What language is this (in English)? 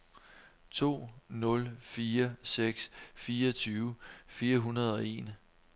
Danish